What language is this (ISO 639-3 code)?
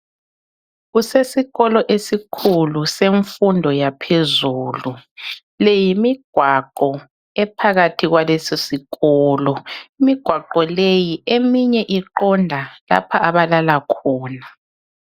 nde